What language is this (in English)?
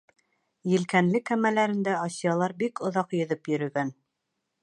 Bashkir